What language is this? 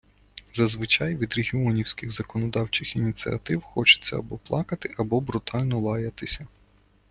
Ukrainian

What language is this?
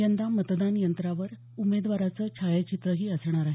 Marathi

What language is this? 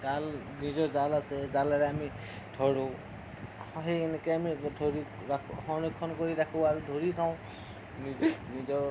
Assamese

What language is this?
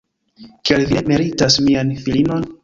Esperanto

